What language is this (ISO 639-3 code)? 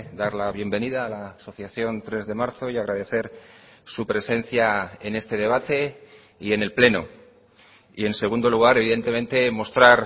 spa